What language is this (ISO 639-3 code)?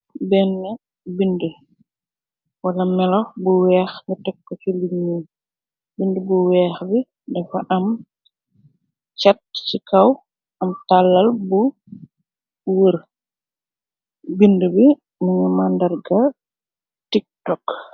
wol